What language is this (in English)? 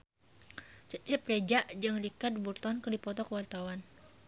Sundanese